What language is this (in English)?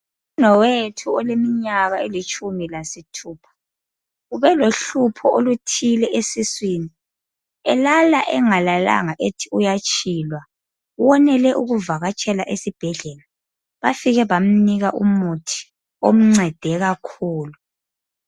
North Ndebele